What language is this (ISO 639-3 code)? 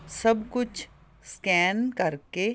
pan